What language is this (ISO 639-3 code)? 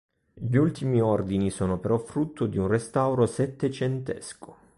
ita